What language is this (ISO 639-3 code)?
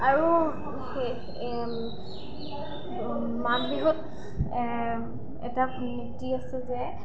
asm